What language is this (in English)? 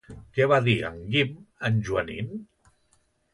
Catalan